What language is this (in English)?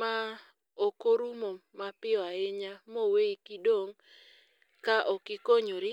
Luo (Kenya and Tanzania)